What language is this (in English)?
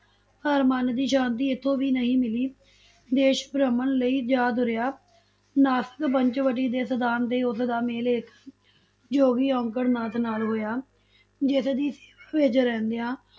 Punjabi